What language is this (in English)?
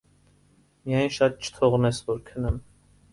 Armenian